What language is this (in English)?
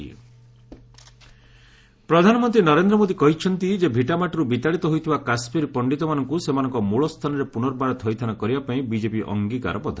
Odia